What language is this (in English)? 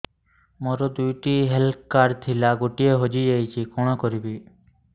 Odia